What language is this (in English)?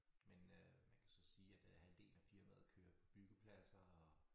Danish